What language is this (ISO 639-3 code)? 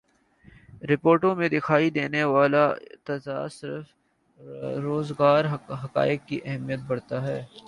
urd